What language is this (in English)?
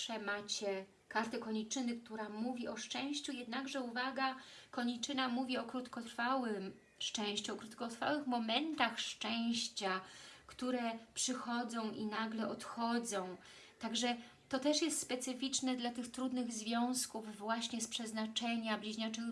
Polish